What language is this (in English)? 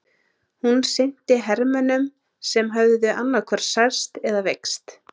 Icelandic